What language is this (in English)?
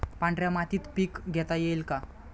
Marathi